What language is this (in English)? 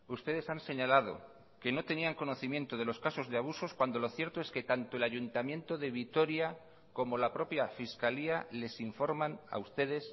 Spanish